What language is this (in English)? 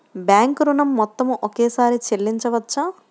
Telugu